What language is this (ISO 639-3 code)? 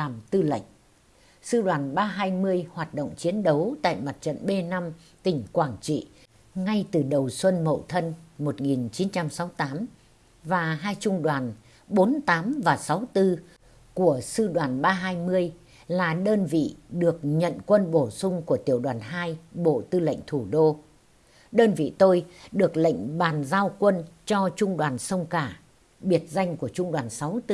vie